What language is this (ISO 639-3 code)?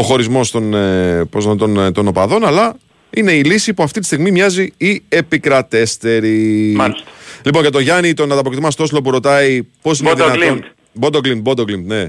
ell